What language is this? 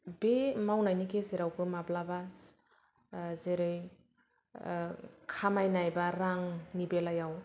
Bodo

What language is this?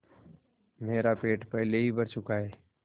Hindi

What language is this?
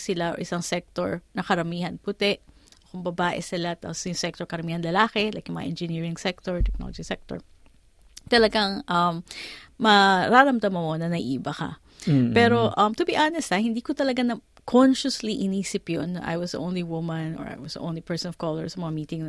Filipino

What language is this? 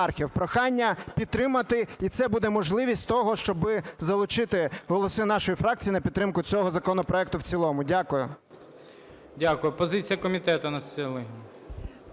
Ukrainian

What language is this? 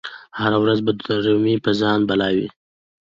Pashto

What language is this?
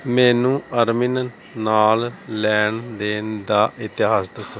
Punjabi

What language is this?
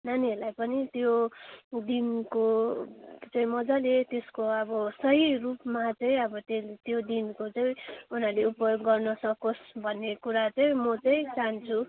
Nepali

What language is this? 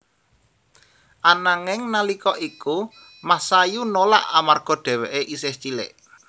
Javanese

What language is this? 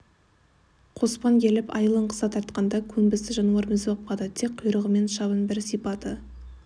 Kazakh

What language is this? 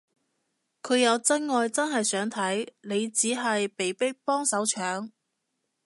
Cantonese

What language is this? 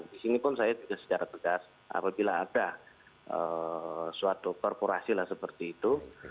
Indonesian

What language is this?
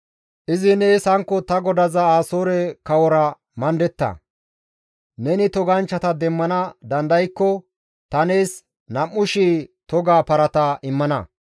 Gamo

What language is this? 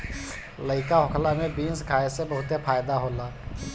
Bhojpuri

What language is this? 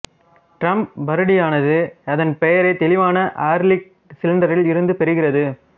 Tamil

